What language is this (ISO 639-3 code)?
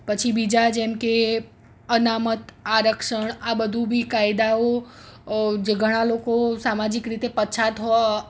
guj